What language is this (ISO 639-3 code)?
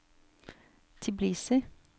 nor